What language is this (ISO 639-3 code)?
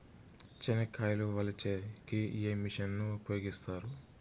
tel